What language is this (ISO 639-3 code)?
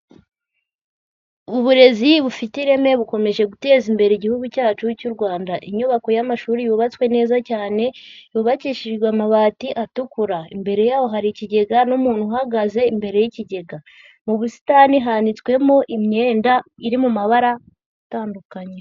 kin